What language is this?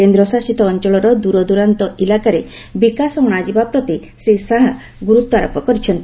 Odia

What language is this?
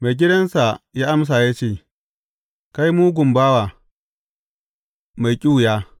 Hausa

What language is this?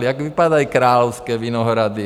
Czech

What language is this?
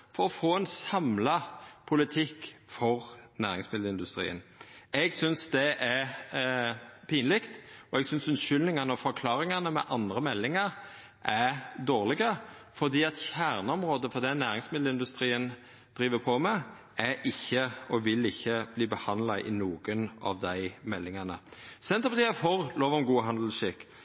Norwegian Nynorsk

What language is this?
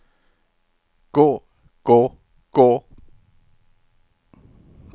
Norwegian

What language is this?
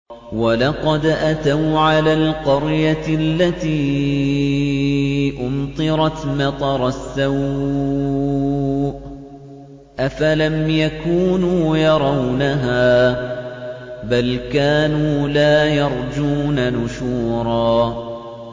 Arabic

